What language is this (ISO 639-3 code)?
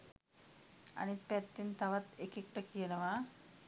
sin